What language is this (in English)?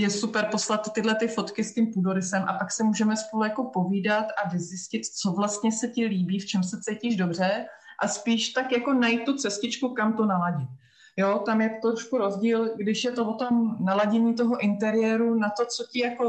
Czech